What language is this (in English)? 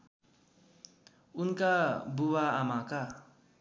Nepali